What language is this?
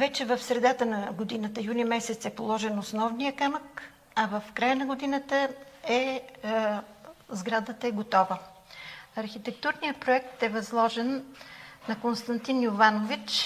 Bulgarian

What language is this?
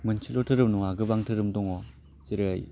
Bodo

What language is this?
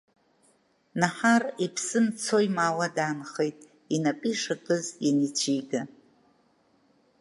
Abkhazian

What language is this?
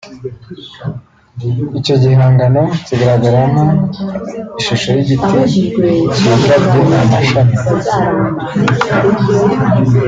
Kinyarwanda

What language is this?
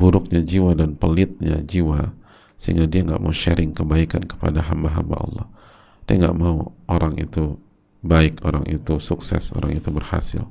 Indonesian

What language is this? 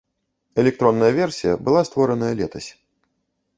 Belarusian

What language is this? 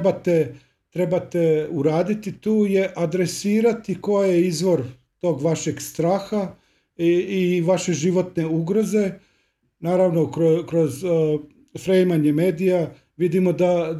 Croatian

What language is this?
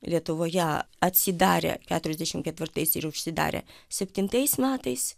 Lithuanian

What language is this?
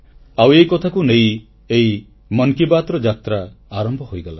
Odia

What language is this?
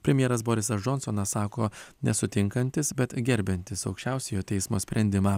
Lithuanian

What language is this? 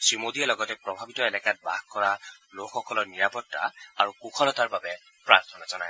Assamese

